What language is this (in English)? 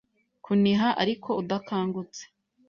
Kinyarwanda